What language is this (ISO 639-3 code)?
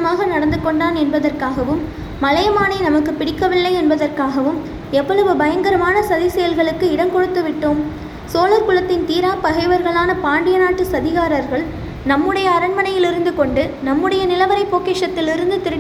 tam